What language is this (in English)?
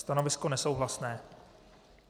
Czech